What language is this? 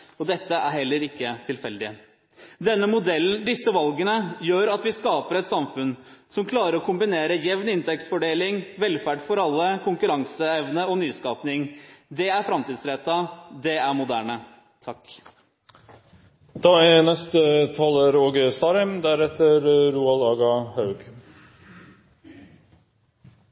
Norwegian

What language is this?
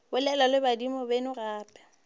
Northern Sotho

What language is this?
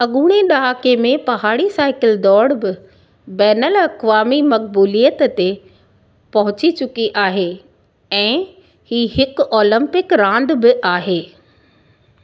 Sindhi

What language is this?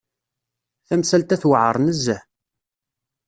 Kabyle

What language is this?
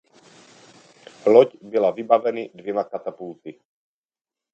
Czech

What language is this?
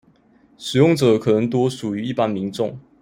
Chinese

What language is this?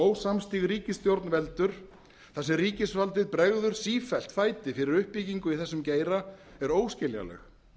Icelandic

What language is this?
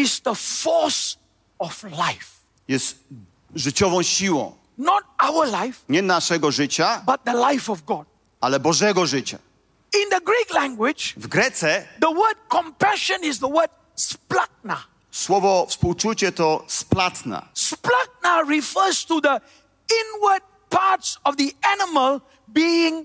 Polish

